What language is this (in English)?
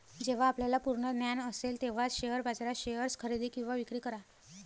Marathi